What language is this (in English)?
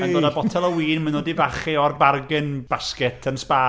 Welsh